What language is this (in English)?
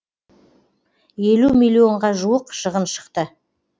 Kazakh